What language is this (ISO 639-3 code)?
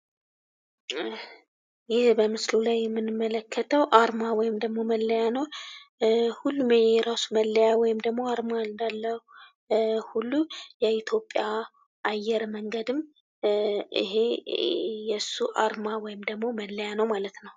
amh